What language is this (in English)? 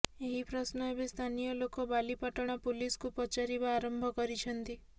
Odia